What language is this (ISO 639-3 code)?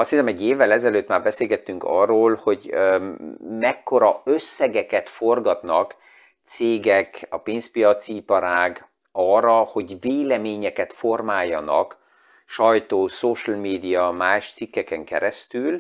hun